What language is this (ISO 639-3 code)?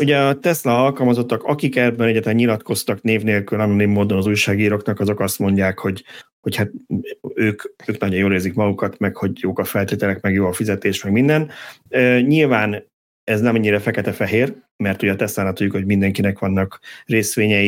hun